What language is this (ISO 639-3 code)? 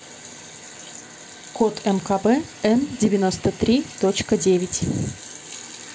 rus